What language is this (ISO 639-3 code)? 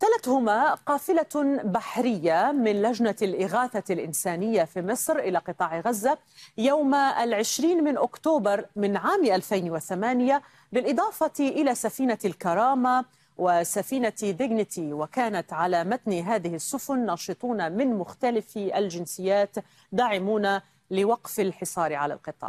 ara